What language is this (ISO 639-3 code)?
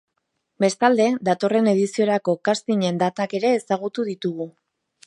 eus